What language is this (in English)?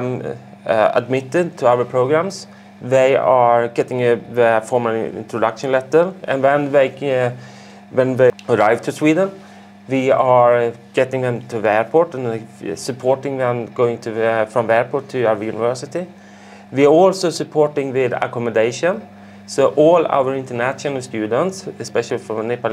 English